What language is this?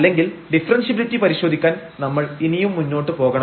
Malayalam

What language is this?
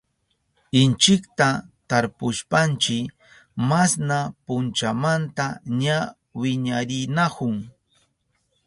Southern Pastaza Quechua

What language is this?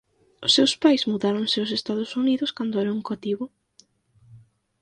Galician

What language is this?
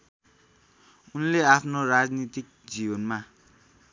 Nepali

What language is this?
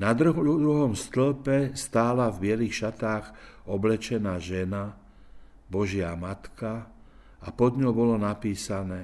Slovak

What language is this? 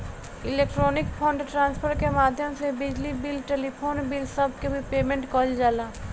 Bhojpuri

